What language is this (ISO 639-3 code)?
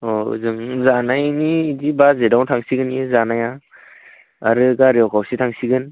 brx